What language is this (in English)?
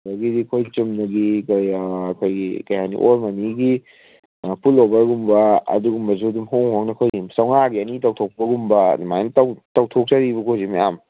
Manipuri